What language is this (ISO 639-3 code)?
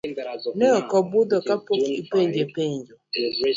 luo